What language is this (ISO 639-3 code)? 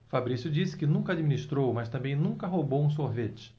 por